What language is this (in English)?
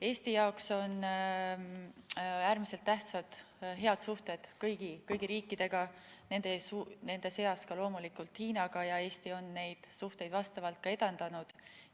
Estonian